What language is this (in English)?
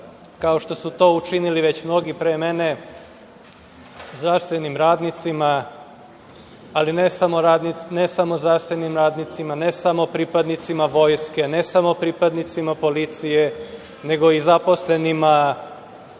Serbian